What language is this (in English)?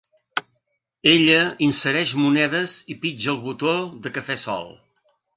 Catalan